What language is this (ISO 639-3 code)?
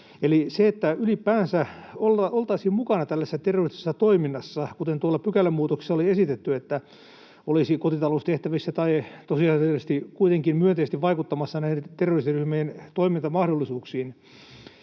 fin